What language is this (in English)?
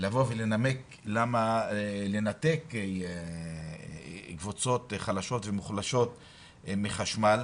Hebrew